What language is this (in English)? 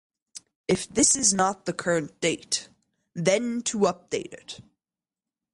English